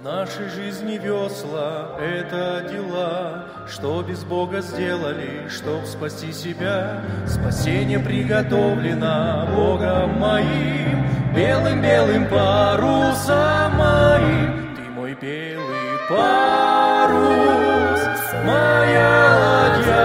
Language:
Russian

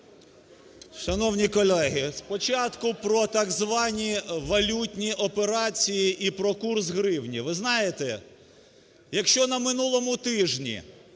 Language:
Ukrainian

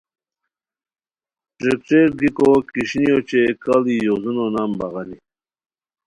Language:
Khowar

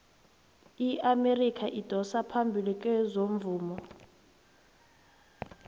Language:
South Ndebele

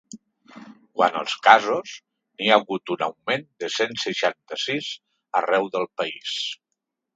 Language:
Catalan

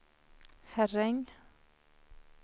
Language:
Swedish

